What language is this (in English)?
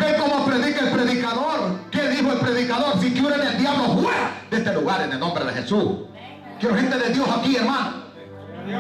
Spanish